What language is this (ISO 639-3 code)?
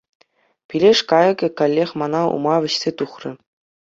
chv